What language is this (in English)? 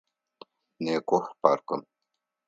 Adyghe